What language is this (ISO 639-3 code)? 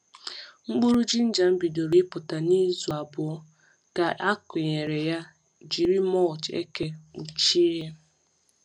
ibo